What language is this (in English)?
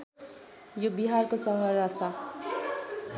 Nepali